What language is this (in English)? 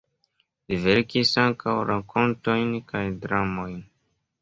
Esperanto